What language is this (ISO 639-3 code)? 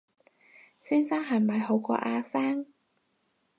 yue